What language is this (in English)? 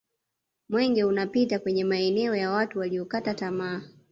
Swahili